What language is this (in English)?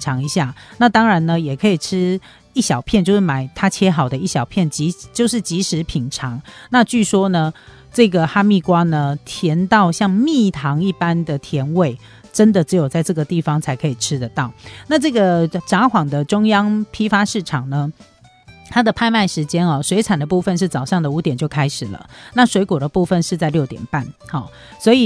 Chinese